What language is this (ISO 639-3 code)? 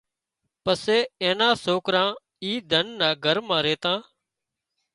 kxp